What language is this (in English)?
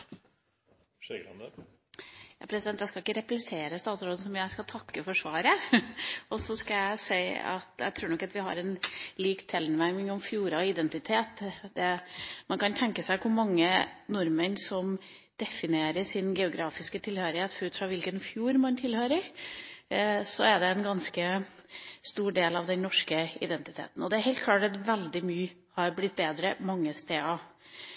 Norwegian Bokmål